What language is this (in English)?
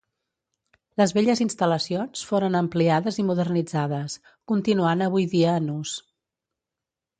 Catalan